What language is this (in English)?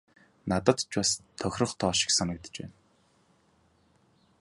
Mongolian